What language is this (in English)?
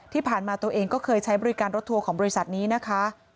Thai